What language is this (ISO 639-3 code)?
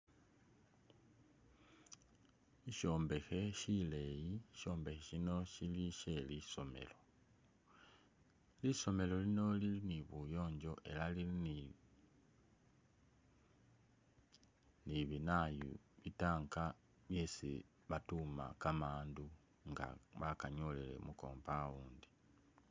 myx